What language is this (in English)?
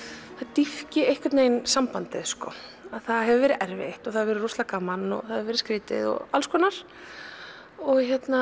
Icelandic